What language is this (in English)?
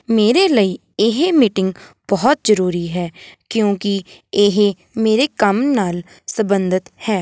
Punjabi